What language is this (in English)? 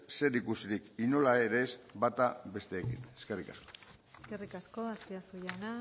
Basque